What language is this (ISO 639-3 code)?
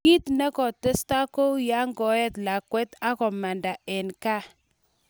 kln